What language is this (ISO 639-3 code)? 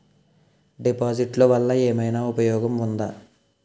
tel